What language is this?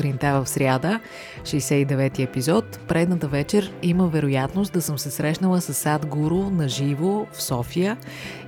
Bulgarian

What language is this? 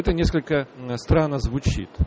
Russian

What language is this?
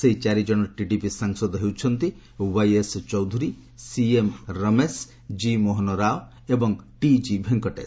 Odia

